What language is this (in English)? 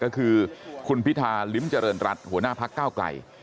Thai